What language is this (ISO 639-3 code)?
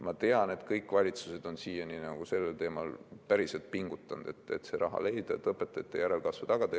est